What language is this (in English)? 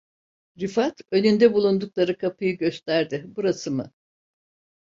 Turkish